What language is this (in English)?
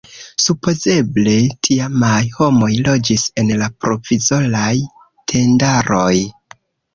Esperanto